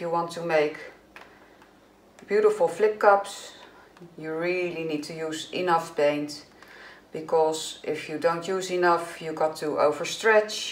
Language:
Dutch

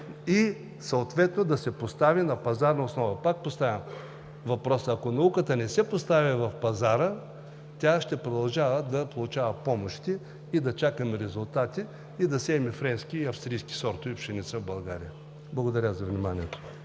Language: Bulgarian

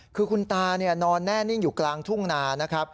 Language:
Thai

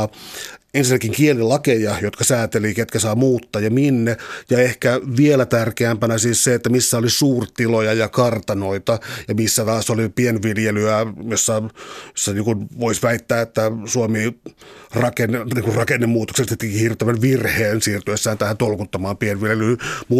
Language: Finnish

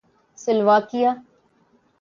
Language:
Urdu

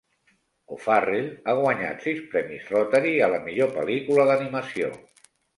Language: Catalan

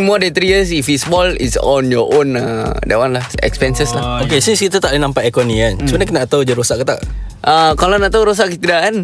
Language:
Malay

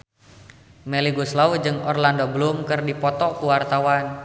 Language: Sundanese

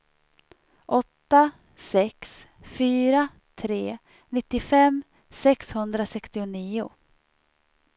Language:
Swedish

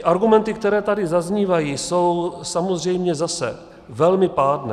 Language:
Czech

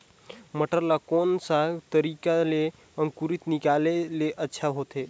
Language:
Chhattisgarhi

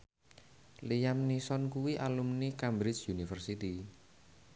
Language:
Javanese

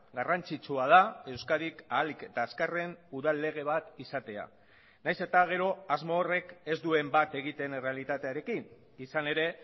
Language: Basque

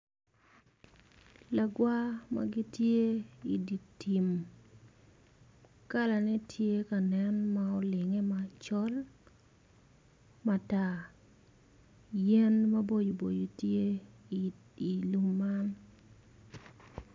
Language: Acoli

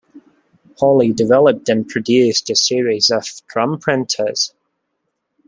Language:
English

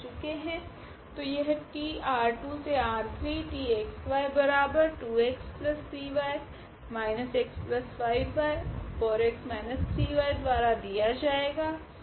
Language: Hindi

